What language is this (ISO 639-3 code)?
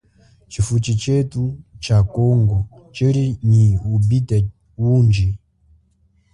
cjk